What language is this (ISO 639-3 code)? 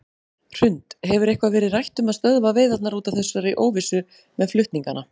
isl